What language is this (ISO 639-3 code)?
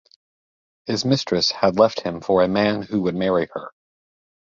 eng